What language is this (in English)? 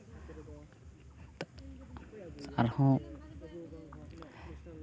Santali